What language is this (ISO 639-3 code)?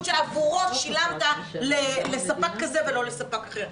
heb